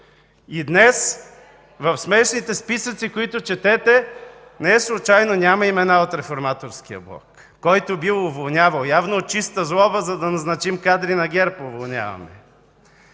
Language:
Bulgarian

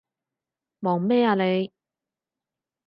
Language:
Cantonese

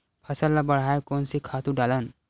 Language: Chhattisgarhi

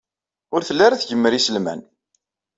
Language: Kabyle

